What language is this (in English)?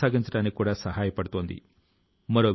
Telugu